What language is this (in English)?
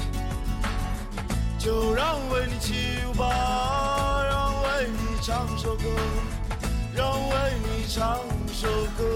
Chinese